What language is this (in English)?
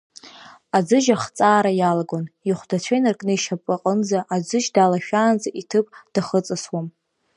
Abkhazian